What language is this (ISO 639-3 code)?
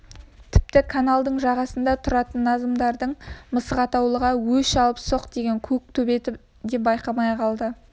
kaz